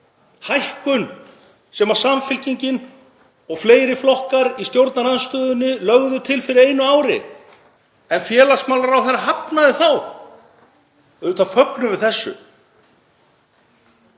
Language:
Icelandic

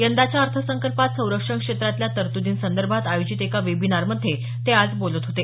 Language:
Marathi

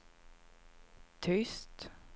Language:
Swedish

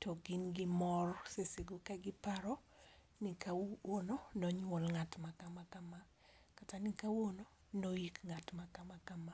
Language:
Luo (Kenya and Tanzania)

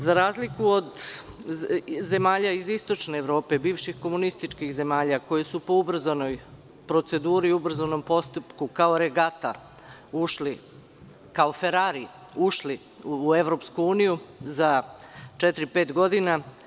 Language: Serbian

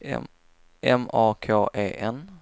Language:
Swedish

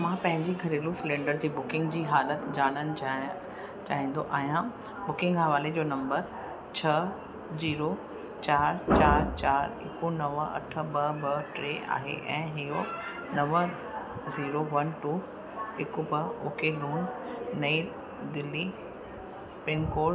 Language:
Sindhi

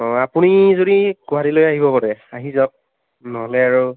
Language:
Assamese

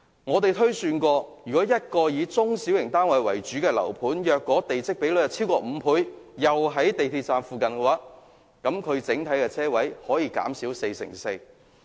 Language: Cantonese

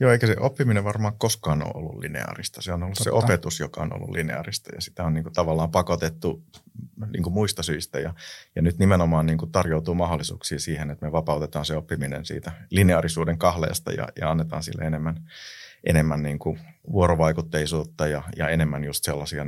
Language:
Finnish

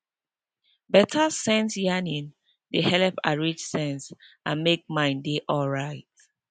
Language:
Nigerian Pidgin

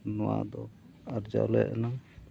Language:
Santali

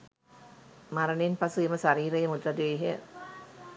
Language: Sinhala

